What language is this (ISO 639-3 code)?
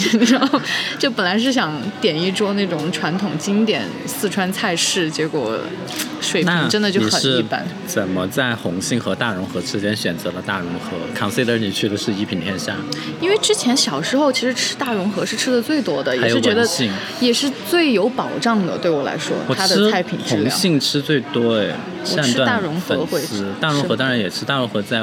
zho